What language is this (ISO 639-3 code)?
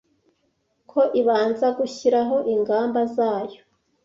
kin